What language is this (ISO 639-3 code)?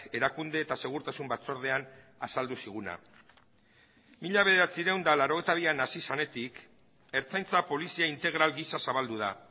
eus